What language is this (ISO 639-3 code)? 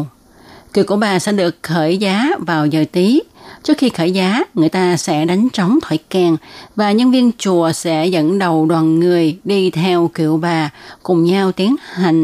vie